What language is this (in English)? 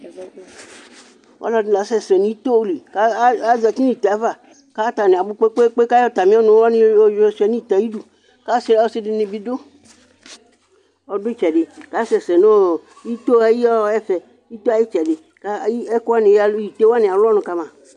Ikposo